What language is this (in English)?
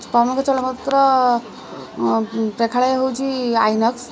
Odia